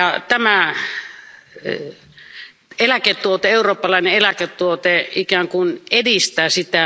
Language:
Finnish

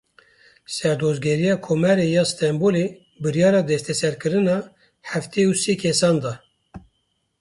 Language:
Kurdish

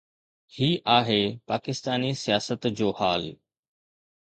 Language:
Sindhi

